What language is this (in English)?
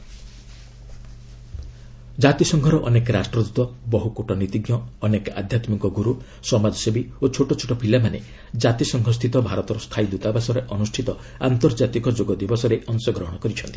Odia